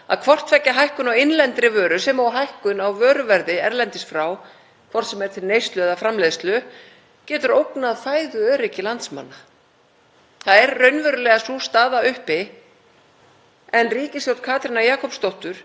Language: Icelandic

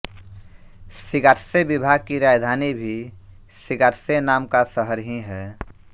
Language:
Hindi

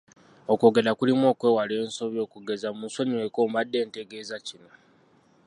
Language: Ganda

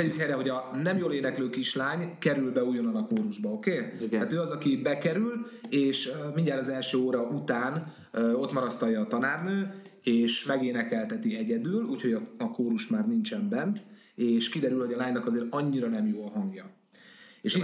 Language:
Hungarian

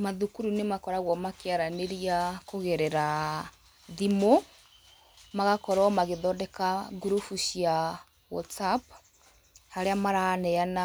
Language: Kikuyu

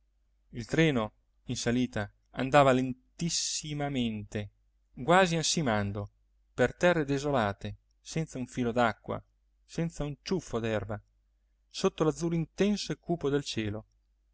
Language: Italian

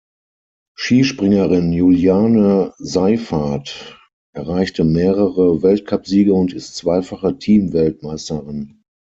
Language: German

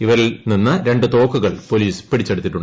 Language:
Malayalam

